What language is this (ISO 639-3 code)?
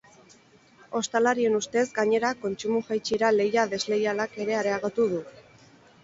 eus